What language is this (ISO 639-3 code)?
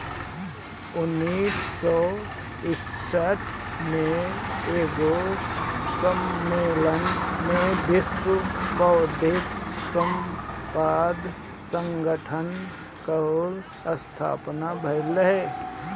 bho